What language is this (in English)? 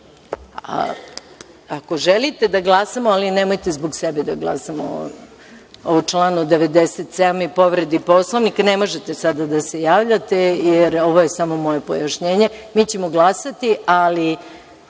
Serbian